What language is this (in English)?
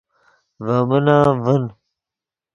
Yidgha